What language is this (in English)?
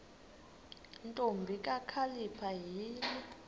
Xhosa